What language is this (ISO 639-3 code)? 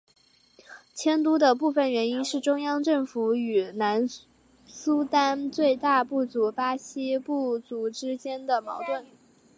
zho